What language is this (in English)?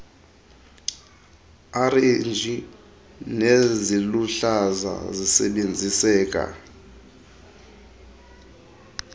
Xhosa